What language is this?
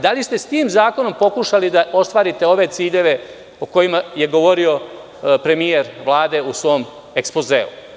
Serbian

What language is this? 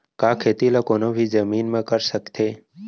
Chhattisgarhi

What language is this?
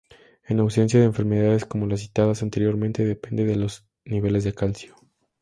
Spanish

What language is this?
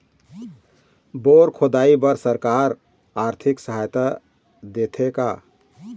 Chhattisgarhi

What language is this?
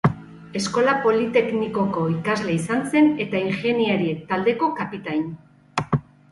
Basque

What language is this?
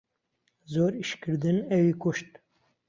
Central Kurdish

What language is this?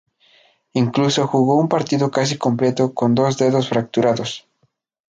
Spanish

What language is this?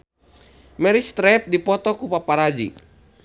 Sundanese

